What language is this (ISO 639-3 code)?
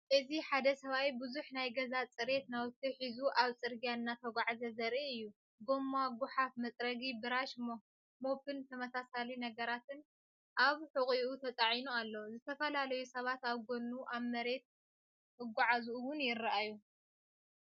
tir